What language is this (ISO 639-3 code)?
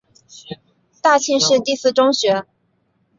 zho